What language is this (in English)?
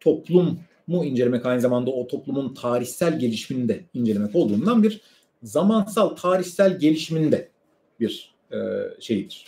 Turkish